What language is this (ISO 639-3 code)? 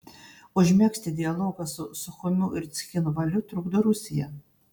lit